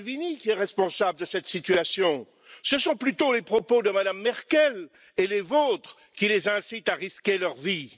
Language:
French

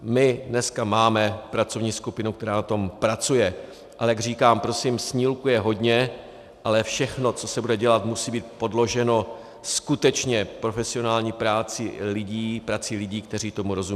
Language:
Czech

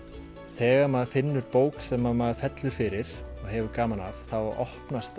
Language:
Icelandic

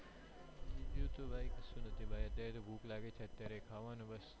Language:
Gujarati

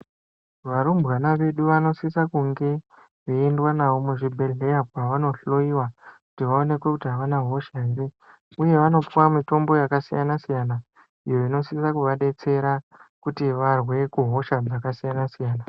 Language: Ndau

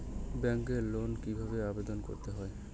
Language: Bangla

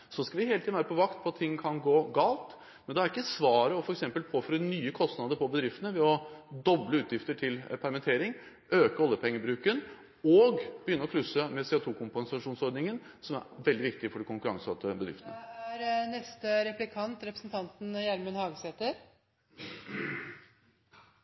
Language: Norwegian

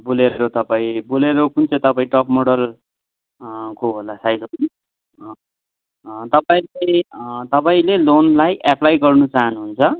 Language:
Nepali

